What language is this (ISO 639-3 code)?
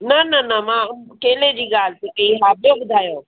snd